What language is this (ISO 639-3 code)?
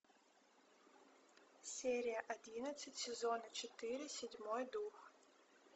rus